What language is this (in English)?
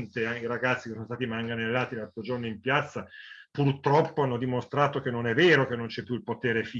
Italian